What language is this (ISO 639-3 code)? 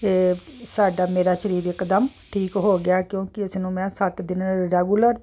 pan